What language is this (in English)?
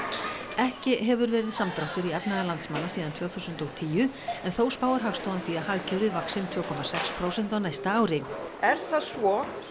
Icelandic